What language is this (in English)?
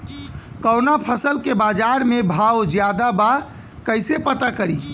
Bhojpuri